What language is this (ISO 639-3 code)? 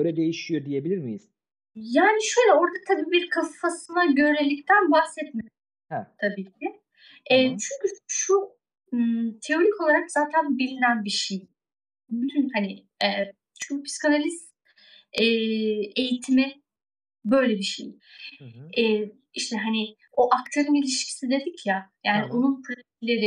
tur